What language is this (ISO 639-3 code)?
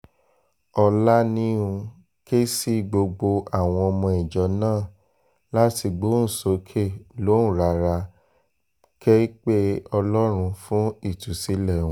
yor